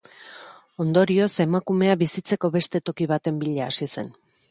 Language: Basque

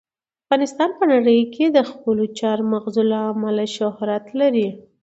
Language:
Pashto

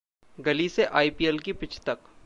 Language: Hindi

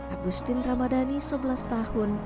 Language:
Indonesian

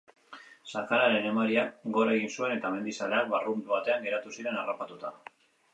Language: Basque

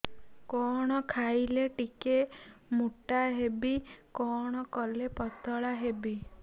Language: Odia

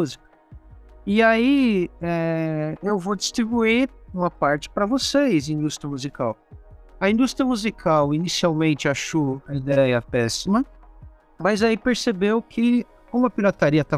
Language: Portuguese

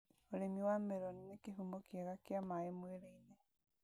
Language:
Kikuyu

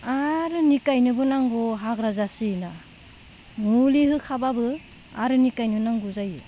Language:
Bodo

